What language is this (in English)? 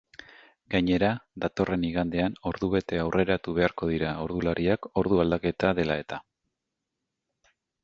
Basque